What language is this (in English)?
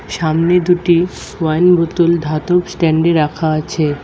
Bangla